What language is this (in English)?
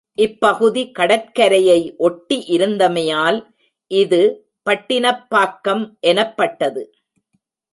Tamil